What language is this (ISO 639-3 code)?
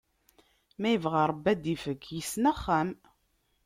kab